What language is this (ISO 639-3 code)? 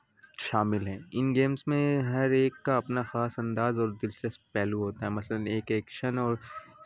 urd